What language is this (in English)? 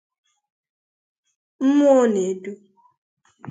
Igbo